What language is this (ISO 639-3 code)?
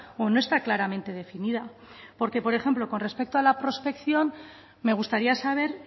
spa